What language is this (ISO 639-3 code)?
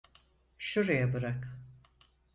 tur